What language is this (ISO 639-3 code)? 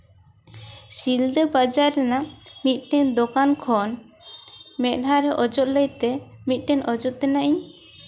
sat